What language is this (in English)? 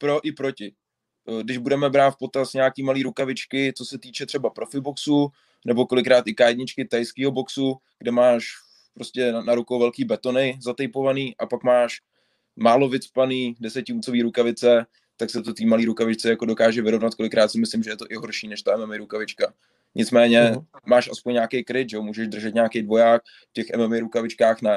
Czech